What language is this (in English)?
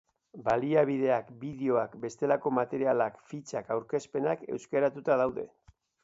Basque